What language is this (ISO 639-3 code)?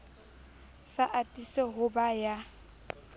sot